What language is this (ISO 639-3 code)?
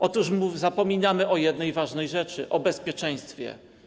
pol